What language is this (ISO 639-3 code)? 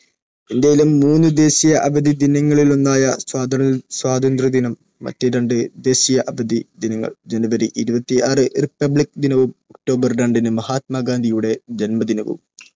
mal